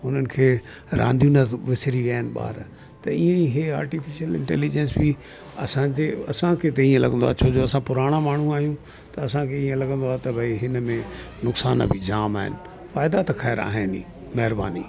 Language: Sindhi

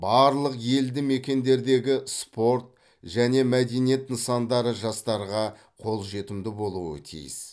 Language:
Kazakh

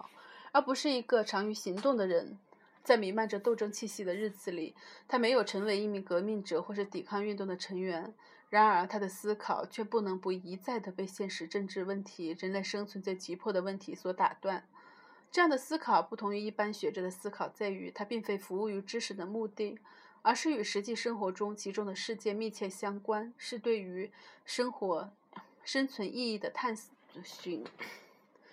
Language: Chinese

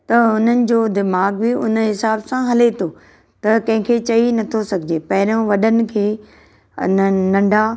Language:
Sindhi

